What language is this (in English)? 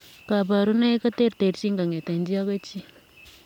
Kalenjin